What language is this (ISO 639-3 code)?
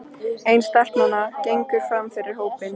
isl